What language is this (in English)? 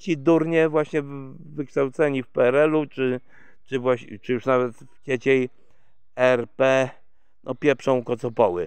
Polish